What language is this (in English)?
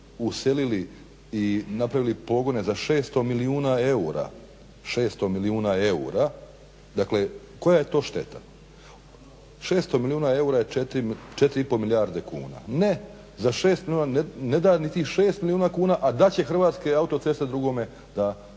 Croatian